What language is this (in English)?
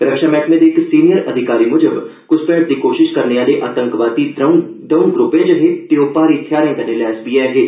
Dogri